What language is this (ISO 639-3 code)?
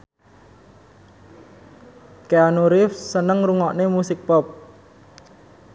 jav